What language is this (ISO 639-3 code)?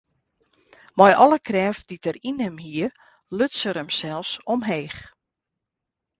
fry